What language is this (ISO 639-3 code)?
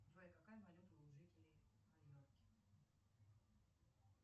rus